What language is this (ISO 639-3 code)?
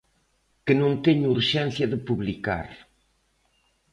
glg